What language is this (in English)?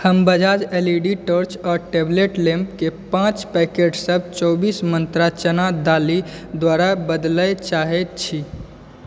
Maithili